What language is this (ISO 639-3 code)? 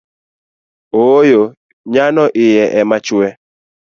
luo